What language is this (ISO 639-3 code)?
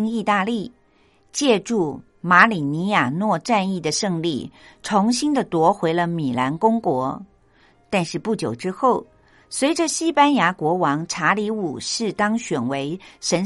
zho